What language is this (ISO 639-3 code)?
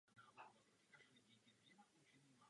ces